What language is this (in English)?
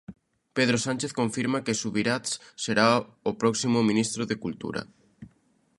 Galician